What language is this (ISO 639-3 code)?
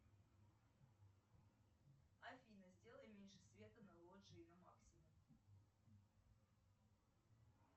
rus